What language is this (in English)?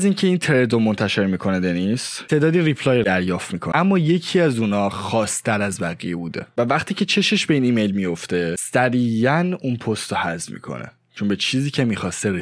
Persian